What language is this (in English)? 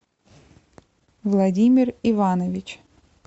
Russian